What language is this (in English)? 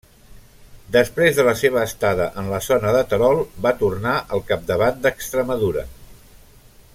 Catalan